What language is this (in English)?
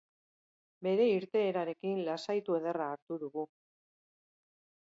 Basque